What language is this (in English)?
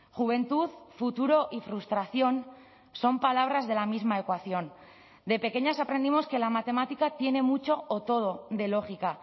Spanish